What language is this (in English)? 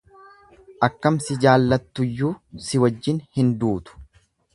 Oromo